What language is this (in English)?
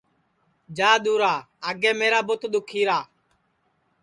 Sansi